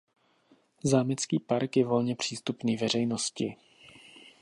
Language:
Czech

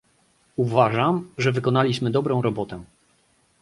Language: Polish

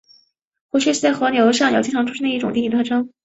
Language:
Chinese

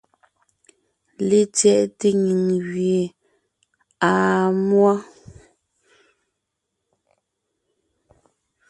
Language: Ngiemboon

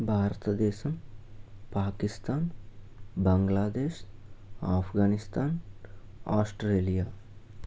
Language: Telugu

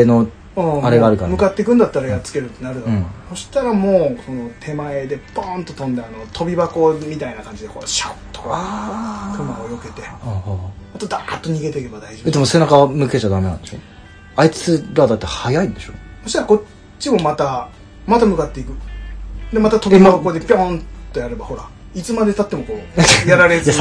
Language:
Japanese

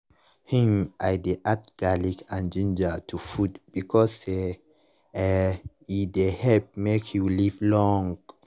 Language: Nigerian Pidgin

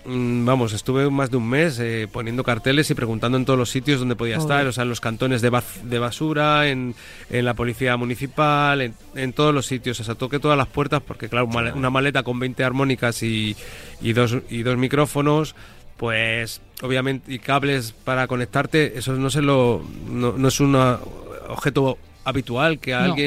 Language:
Spanish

